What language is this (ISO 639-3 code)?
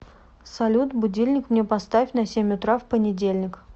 rus